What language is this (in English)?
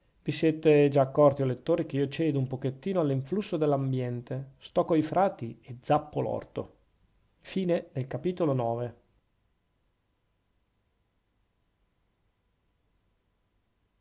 Italian